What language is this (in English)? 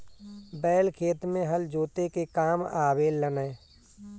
Bhojpuri